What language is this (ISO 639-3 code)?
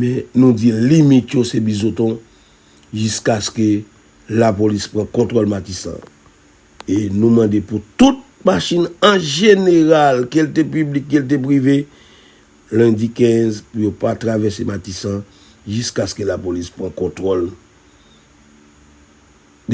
fra